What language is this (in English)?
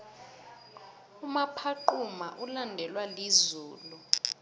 South Ndebele